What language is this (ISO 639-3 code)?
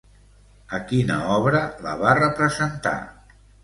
cat